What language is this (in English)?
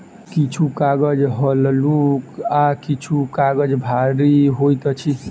Maithili